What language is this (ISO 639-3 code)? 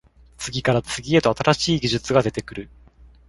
jpn